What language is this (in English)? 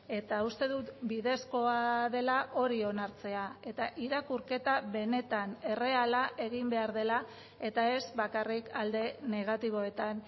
Basque